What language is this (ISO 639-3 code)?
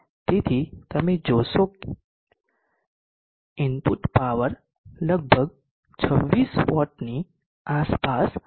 guj